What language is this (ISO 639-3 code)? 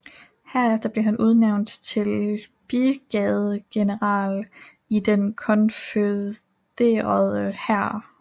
dan